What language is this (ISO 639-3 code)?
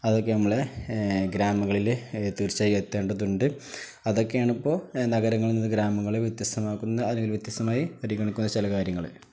mal